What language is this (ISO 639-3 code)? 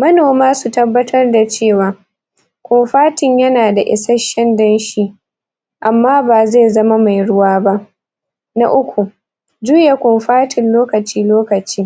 hau